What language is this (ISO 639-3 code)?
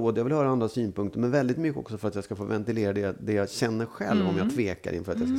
swe